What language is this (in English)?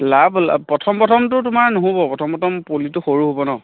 Assamese